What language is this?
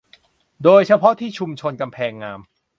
Thai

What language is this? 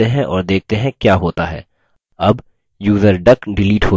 Hindi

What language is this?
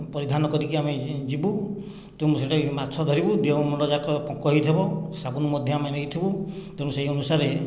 Odia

